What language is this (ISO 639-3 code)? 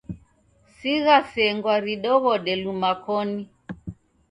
dav